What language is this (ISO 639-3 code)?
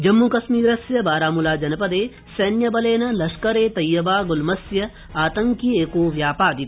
san